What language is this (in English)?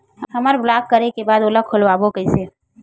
Chhattisgarhi